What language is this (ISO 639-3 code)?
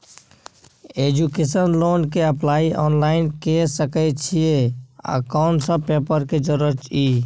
mai